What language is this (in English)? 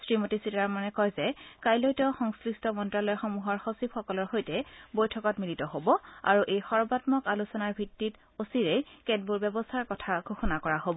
Assamese